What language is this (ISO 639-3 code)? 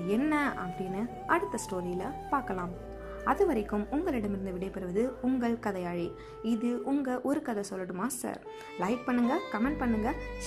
tam